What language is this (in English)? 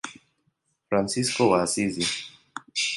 Swahili